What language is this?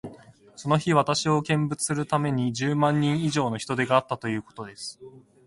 Japanese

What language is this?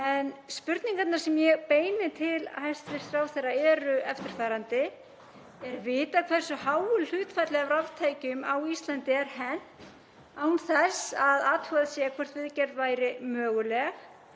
Icelandic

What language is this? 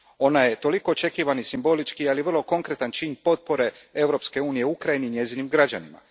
Croatian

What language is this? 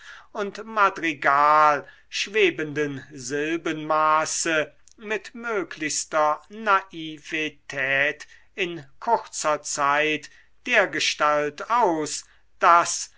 German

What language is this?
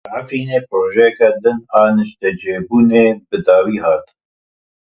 Kurdish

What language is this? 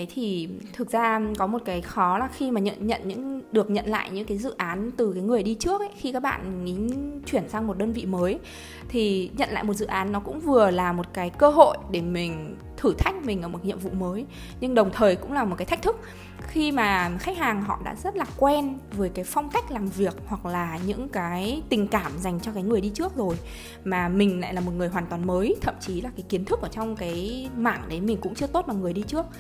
Vietnamese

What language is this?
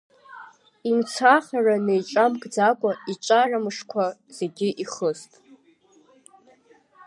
Abkhazian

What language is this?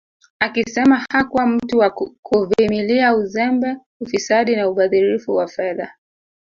Swahili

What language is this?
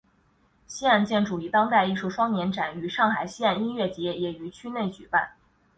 Chinese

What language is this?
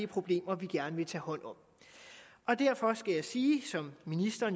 Danish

